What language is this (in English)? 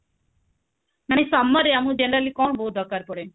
Odia